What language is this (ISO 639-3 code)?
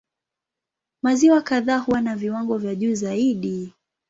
swa